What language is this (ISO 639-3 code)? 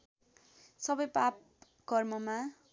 nep